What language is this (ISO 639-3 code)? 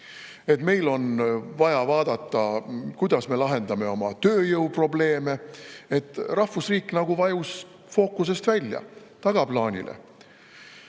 est